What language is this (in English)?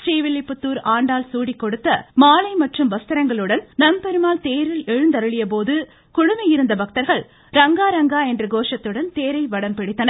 Tamil